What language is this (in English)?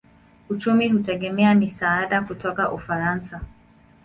Swahili